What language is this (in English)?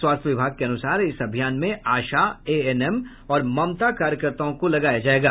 Hindi